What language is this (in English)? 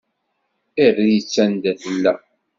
Kabyle